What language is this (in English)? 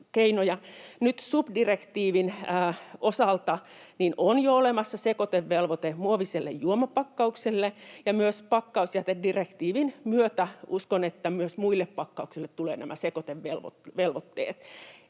Finnish